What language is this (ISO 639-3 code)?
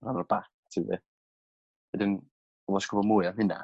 cym